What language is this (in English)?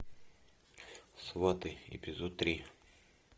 Russian